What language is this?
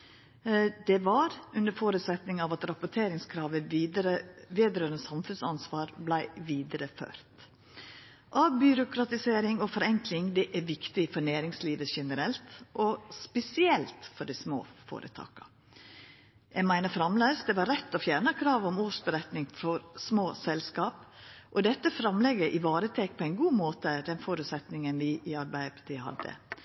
Norwegian Nynorsk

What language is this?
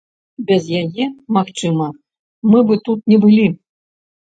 Belarusian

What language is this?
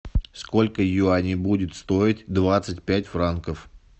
Russian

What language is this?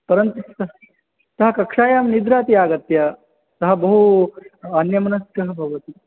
Sanskrit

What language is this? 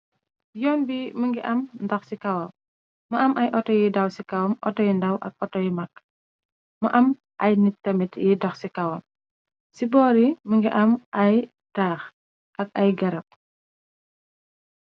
Wolof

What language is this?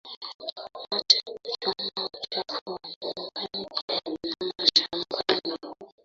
Swahili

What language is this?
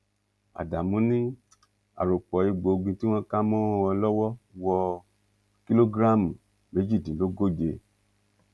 Yoruba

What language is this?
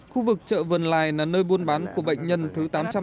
Vietnamese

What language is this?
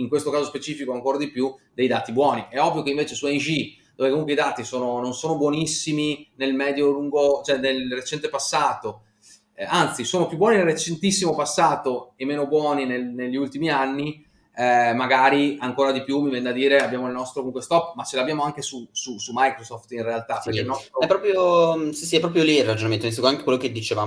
Italian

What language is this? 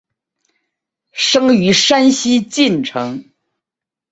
Chinese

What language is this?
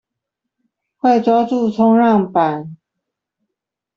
Chinese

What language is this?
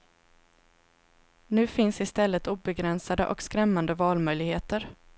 Swedish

